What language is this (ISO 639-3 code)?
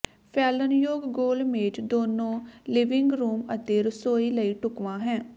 pan